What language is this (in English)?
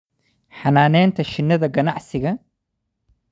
Somali